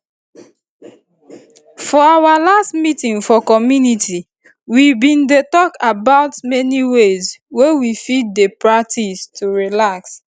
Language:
Nigerian Pidgin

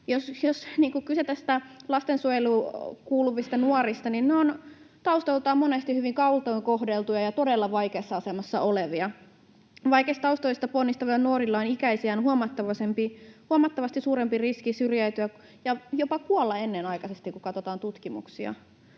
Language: Finnish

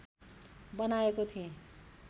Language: Nepali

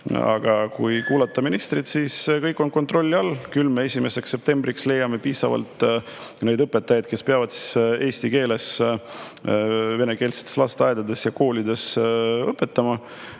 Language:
Estonian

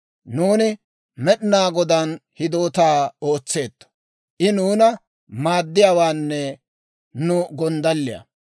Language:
Dawro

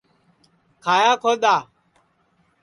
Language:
Sansi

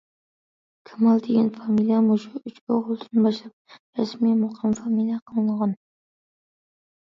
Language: Uyghur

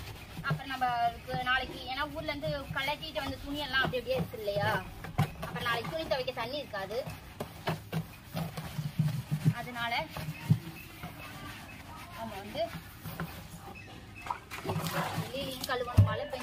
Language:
Tamil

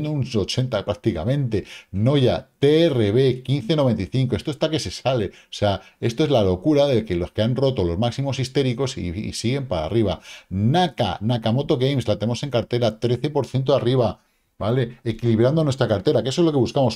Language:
Spanish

